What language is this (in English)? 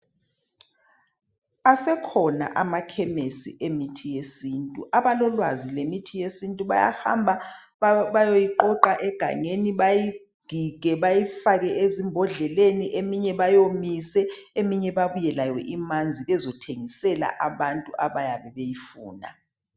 North Ndebele